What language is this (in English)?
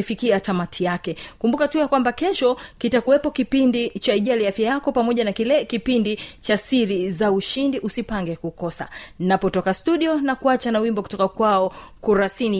Swahili